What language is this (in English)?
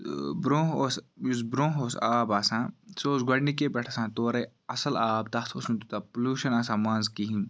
Kashmiri